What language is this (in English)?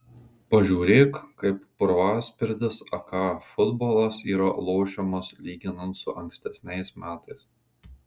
Lithuanian